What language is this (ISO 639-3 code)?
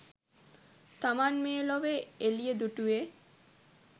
sin